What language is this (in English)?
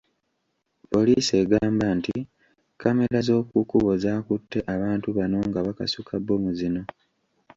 Ganda